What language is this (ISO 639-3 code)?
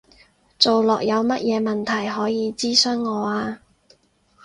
yue